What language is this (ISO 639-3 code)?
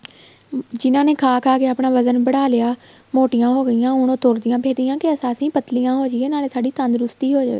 pan